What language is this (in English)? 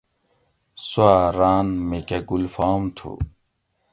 Gawri